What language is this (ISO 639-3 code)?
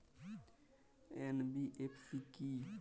ben